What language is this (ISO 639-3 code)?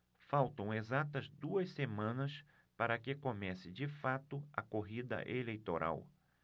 por